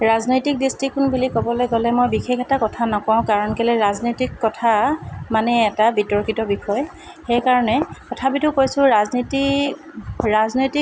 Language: Assamese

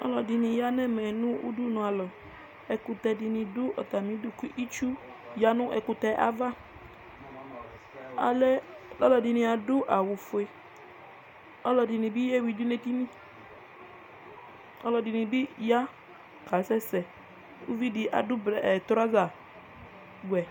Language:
Ikposo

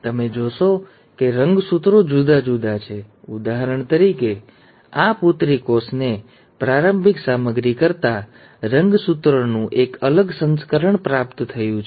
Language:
Gujarati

